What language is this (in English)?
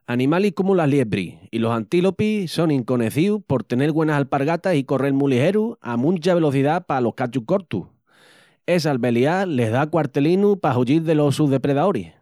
Extremaduran